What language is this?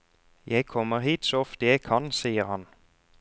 Norwegian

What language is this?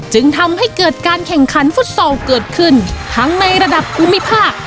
Thai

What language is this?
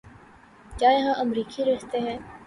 Urdu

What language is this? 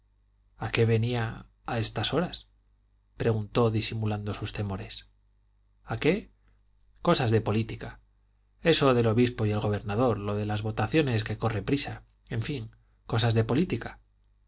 Spanish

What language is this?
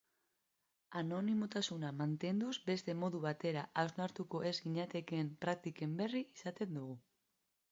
Basque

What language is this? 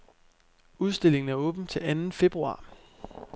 Danish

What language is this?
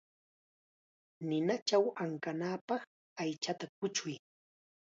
Chiquián Ancash Quechua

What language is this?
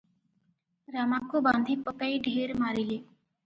Odia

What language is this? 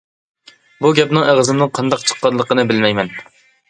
Uyghur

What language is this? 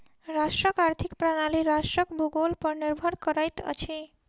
Maithili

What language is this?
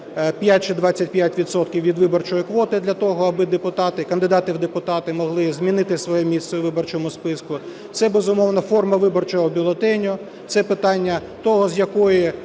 Ukrainian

